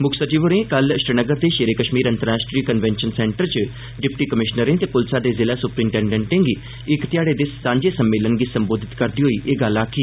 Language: Dogri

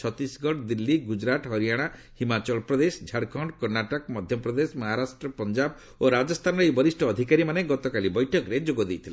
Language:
Odia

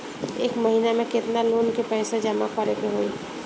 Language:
Bhojpuri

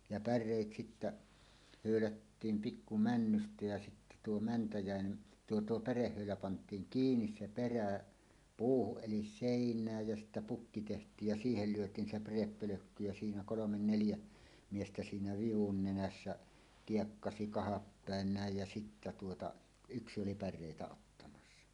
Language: Finnish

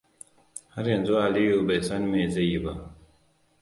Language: Hausa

